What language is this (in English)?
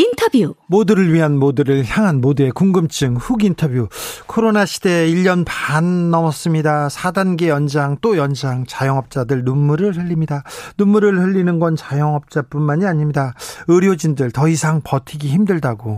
Korean